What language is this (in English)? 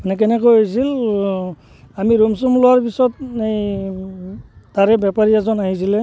Assamese